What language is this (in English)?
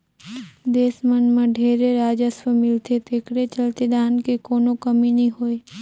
Chhattisgarhi